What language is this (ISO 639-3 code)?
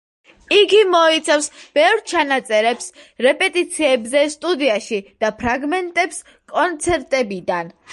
kat